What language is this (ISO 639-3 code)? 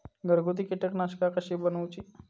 mar